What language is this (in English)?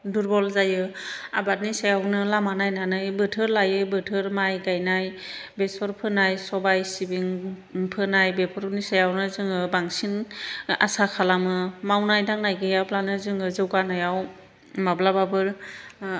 Bodo